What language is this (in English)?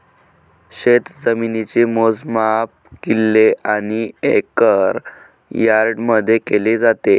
Marathi